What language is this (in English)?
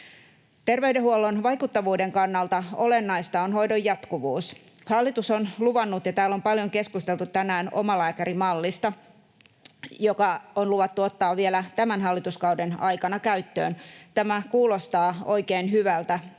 Finnish